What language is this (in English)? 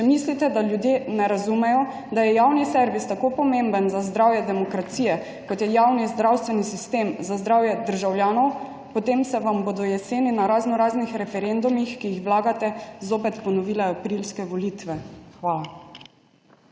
Slovenian